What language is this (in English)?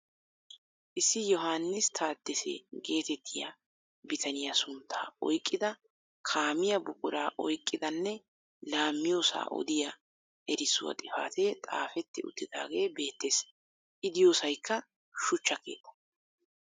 Wolaytta